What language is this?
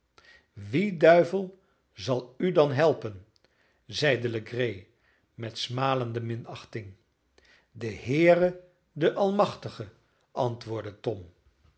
Dutch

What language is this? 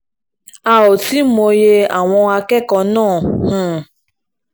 Yoruba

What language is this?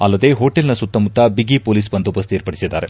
Kannada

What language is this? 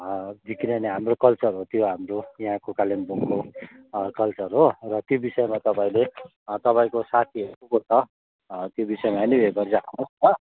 Nepali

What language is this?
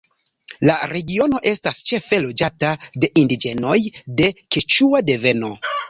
Esperanto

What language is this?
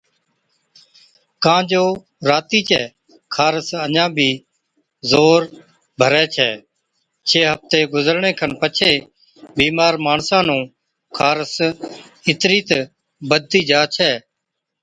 Od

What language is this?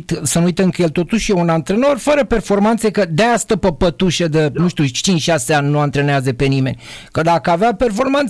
Romanian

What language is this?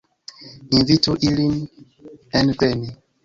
Esperanto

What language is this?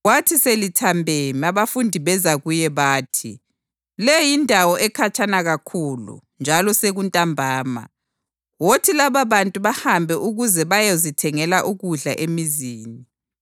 North Ndebele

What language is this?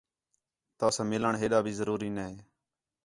Khetrani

